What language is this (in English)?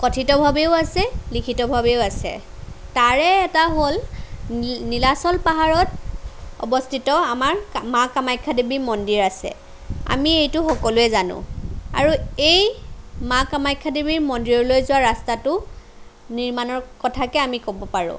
Assamese